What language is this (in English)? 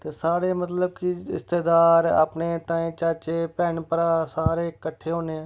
Dogri